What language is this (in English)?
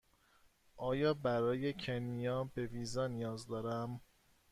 Persian